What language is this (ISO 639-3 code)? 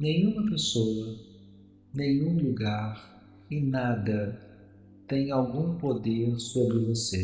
por